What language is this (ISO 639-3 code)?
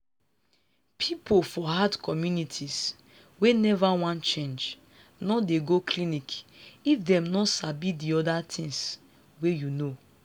pcm